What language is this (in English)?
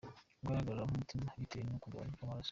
Kinyarwanda